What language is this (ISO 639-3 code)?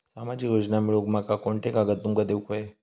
mar